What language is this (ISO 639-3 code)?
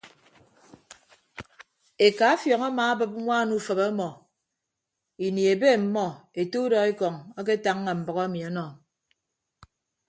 ibb